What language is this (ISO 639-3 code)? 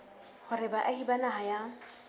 sot